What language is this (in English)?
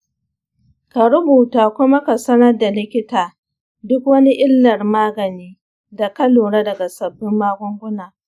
Hausa